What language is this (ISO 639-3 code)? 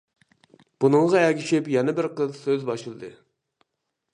uig